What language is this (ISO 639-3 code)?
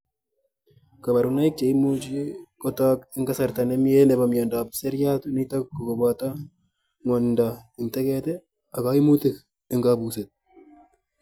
kln